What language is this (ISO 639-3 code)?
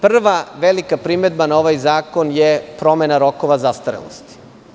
srp